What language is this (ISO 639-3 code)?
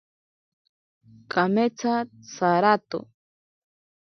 prq